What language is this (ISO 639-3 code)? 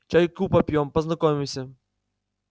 rus